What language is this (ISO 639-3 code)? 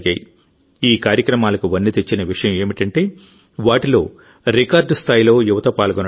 tel